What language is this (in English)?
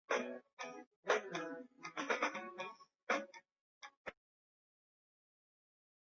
Chinese